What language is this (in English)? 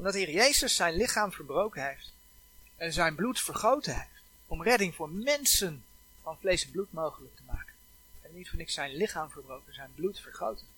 Dutch